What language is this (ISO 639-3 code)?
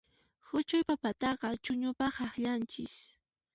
qxp